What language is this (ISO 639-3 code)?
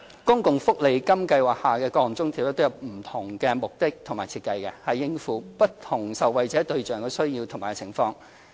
yue